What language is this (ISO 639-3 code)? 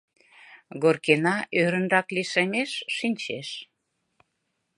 chm